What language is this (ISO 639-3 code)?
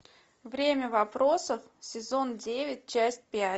rus